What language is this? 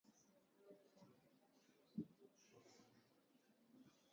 Armenian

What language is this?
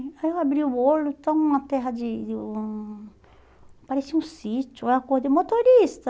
Portuguese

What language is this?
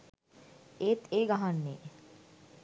Sinhala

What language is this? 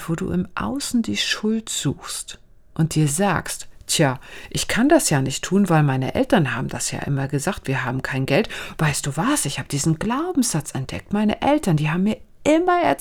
German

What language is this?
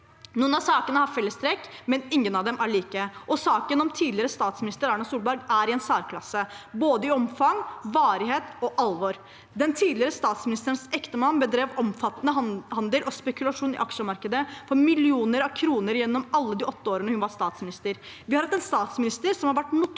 Norwegian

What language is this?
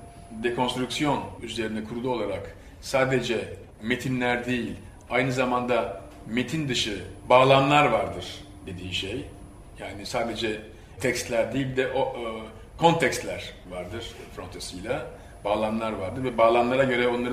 Turkish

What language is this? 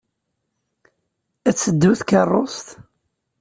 Kabyle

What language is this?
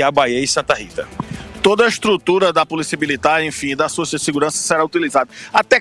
Portuguese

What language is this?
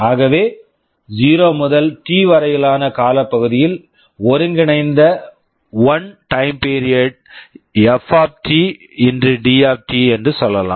Tamil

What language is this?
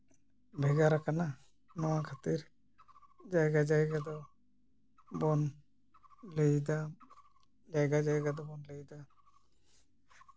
Santali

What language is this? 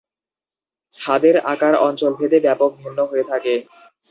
Bangla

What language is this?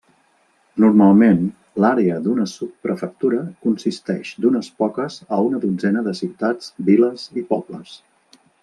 Catalan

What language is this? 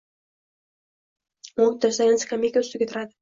Uzbek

